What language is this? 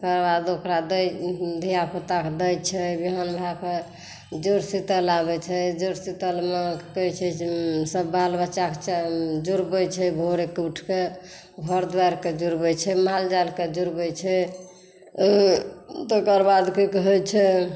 Maithili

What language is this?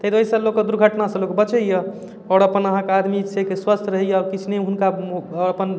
Maithili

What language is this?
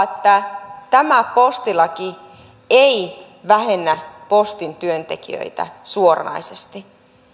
Finnish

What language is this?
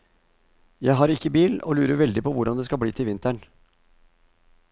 Norwegian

